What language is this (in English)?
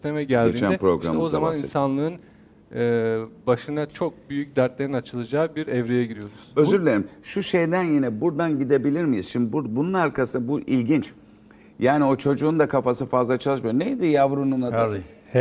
Turkish